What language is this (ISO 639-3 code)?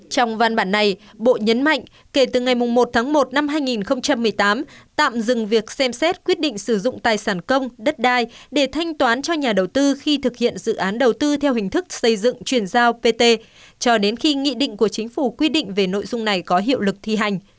vie